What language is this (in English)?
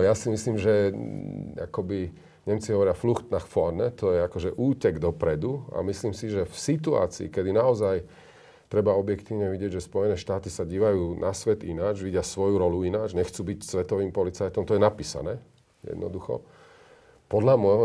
Slovak